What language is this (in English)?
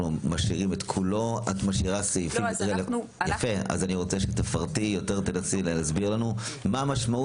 Hebrew